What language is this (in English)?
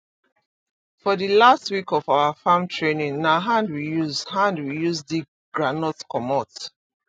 Nigerian Pidgin